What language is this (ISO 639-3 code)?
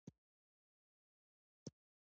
pus